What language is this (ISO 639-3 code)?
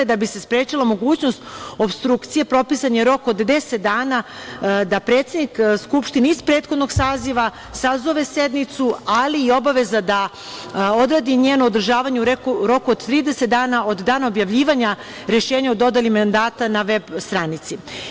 srp